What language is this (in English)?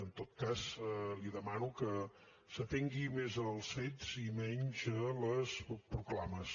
Catalan